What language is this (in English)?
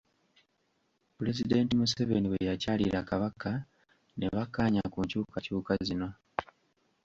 Ganda